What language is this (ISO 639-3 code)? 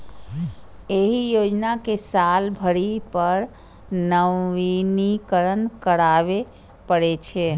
mai